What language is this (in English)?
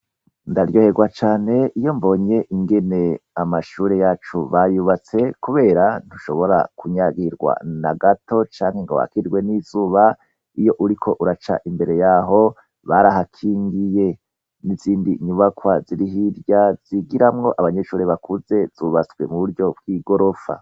Rundi